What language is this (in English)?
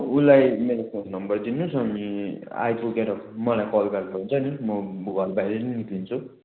Nepali